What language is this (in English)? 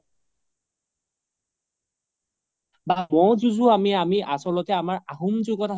Assamese